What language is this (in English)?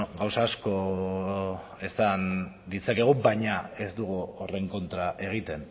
Basque